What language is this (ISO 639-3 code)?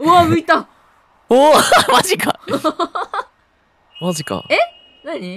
jpn